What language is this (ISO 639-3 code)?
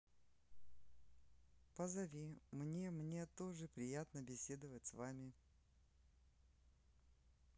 rus